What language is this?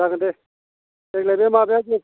Bodo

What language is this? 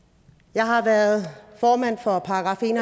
Danish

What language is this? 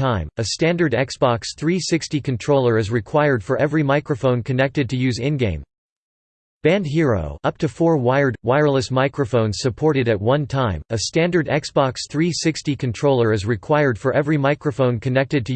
English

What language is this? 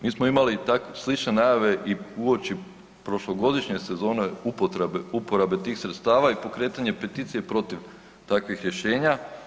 Croatian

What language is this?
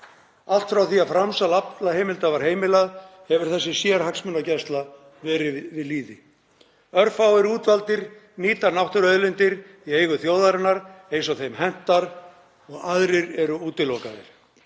Icelandic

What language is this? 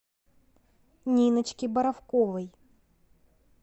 Russian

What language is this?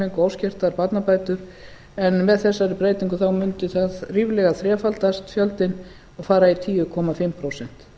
Icelandic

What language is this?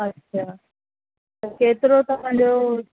Sindhi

